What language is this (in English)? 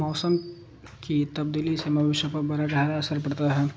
Urdu